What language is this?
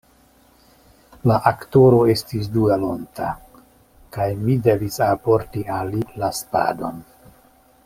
Esperanto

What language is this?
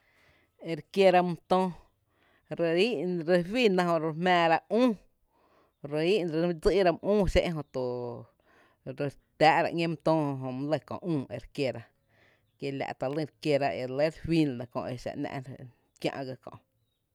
Tepinapa Chinantec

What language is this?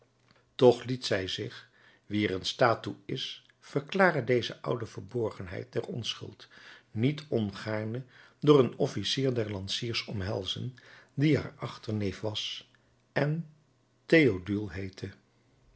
Dutch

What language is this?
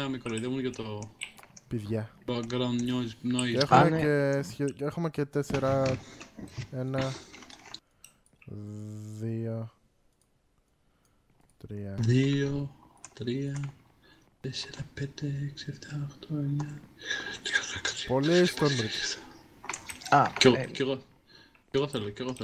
Greek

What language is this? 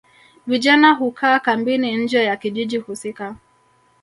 Swahili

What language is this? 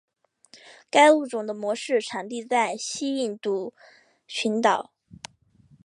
Chinese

